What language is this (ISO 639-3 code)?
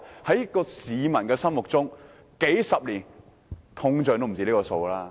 yue